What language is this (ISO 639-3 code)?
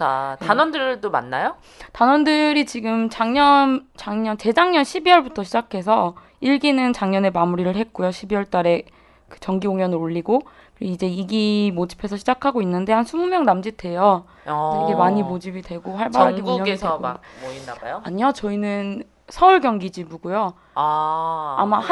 kor